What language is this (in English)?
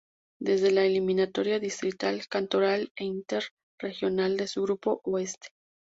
Spanish